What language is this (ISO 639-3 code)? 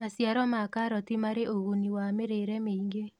kik